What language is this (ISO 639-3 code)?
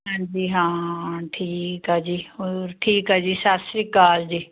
pan